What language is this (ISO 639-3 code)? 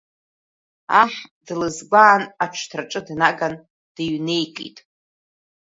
abk